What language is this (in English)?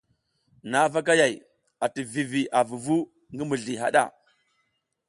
South Giziga